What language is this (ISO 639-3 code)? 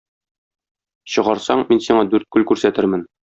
tat